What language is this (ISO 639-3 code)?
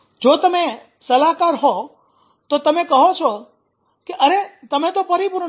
guj